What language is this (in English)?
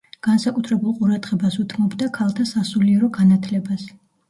Georgian